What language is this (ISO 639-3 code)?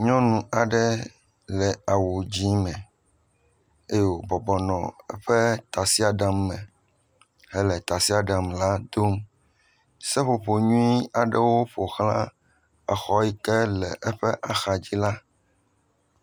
ewe